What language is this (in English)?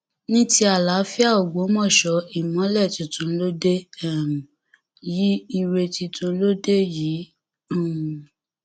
Yoruba